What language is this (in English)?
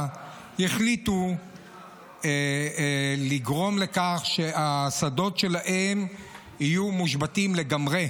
Hebrew